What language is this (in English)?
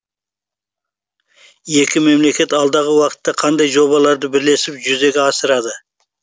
Kazakh